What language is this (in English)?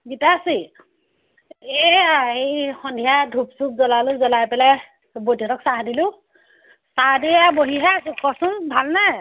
Assamese